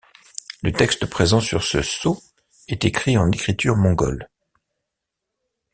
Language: French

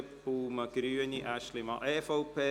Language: Swiss German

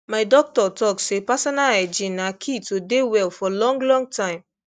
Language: Nigerian Pidgin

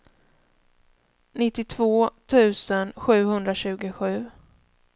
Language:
Swedish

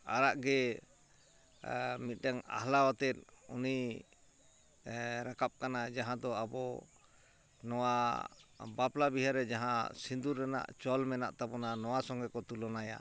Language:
Santali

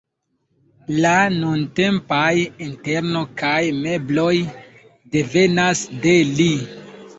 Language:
Esperanto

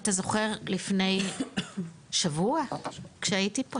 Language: Hebrew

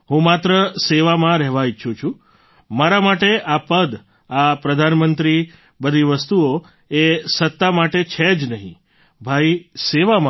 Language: Gujarati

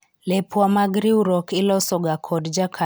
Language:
Luo (Kenya and Tanzania)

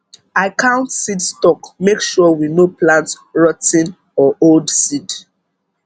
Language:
Nigerian Pidgin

